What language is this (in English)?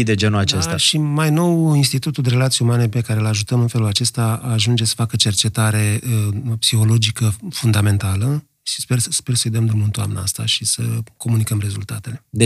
Romanian